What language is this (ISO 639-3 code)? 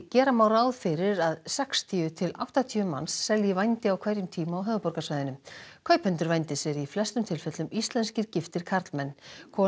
isl